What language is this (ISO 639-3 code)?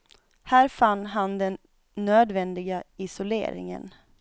swe